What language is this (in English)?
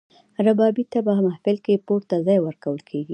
Pashto